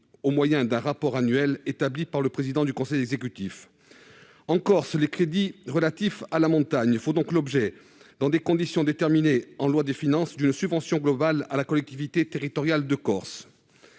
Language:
French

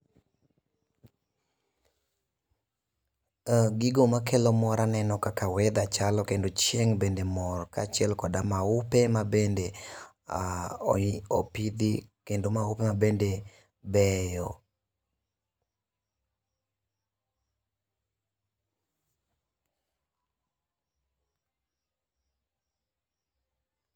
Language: Luo (Kenya and Tanzania)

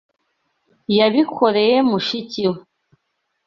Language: Kinyarwanda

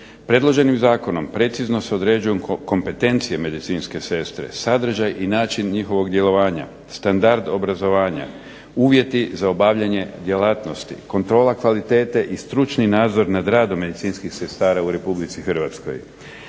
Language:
Croatian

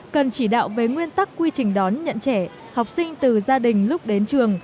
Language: Vietnamese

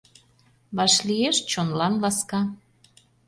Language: Mari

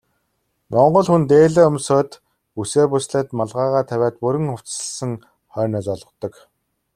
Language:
Mongolian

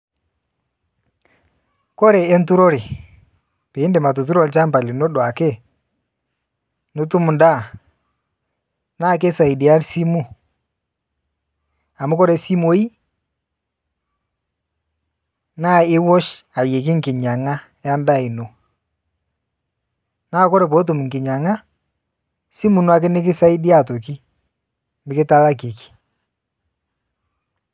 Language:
Masai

